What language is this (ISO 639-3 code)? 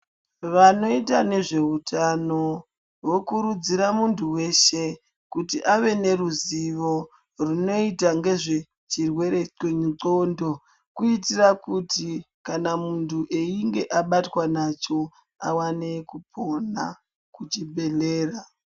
ndc